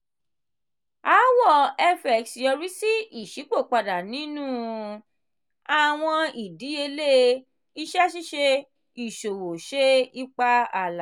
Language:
Yoruba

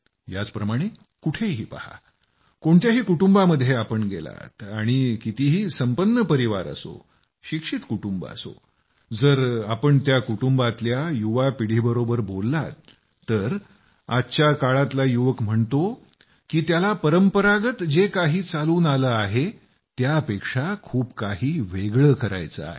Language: Marathi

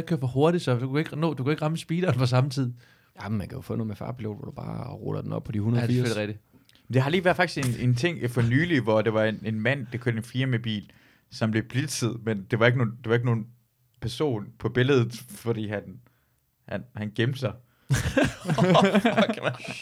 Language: Danish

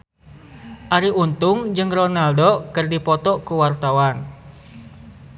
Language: Sundanese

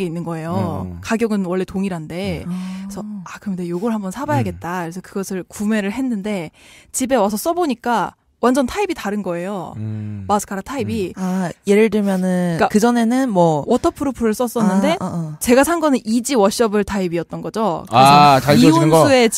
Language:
Korean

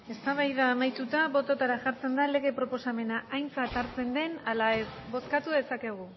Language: Basque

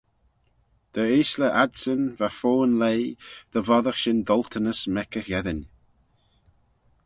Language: Manx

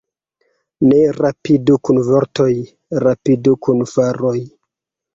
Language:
Esperanto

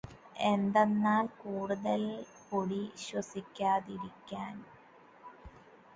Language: Malayalam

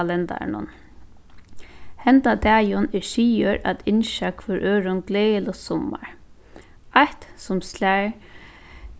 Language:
Faroese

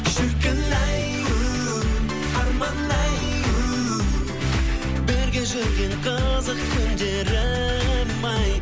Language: Kazakh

